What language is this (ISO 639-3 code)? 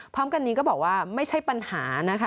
tha